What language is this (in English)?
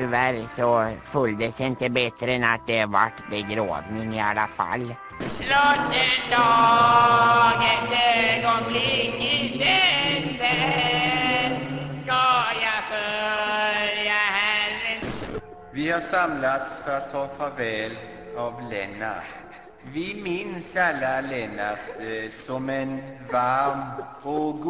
Swedish